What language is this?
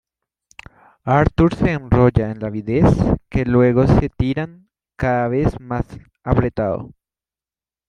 Spanish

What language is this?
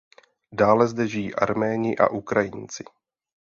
Czech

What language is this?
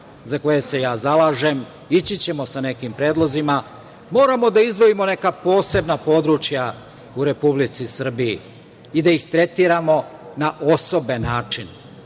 Serbian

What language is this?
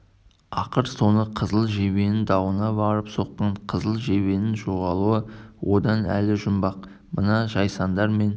Kazakh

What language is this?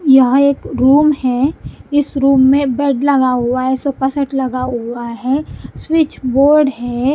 Hindi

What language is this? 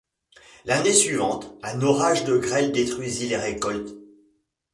French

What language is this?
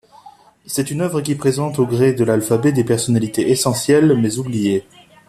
French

